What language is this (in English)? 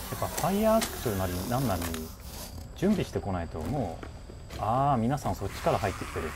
Japanese